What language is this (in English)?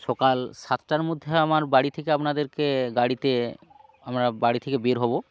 Bangla